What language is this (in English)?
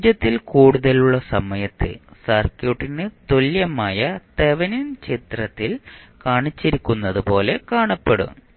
Malayalam